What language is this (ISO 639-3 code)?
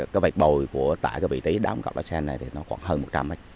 vie